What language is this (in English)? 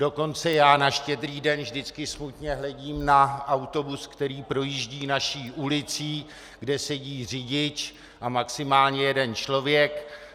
Czech